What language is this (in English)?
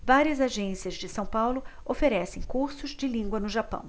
Portuguese